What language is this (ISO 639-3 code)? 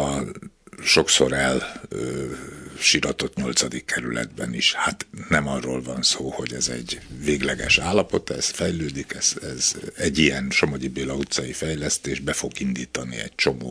hun